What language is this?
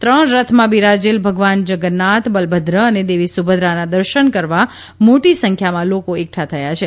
Gujarati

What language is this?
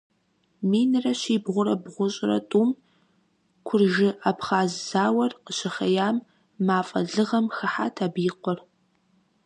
Kabardian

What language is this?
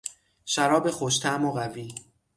Persian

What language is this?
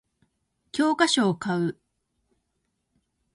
Japanese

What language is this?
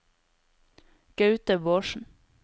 Norwegian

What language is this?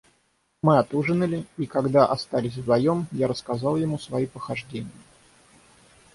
Russian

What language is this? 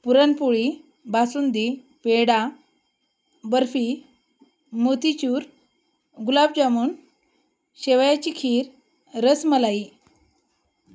Marathi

